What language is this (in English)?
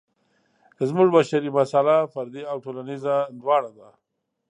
Pashto